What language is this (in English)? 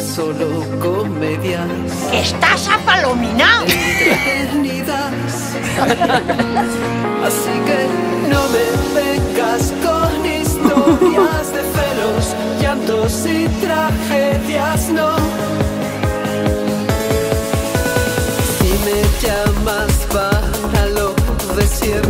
Spanish